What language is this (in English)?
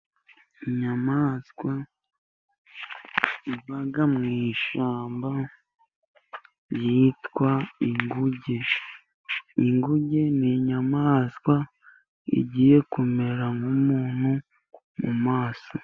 Kinyarwanda